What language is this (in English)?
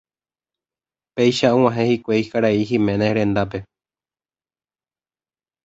Guarani